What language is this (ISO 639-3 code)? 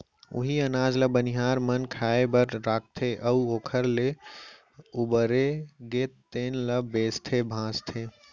hne